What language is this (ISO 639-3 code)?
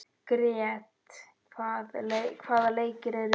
isl